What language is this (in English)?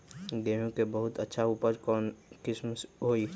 Magahi